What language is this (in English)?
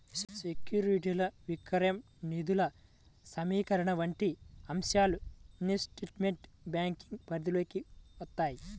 Telugu